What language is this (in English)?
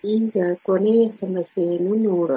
Kannada